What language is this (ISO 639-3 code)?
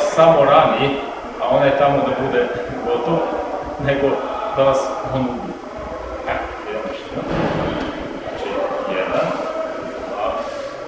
srp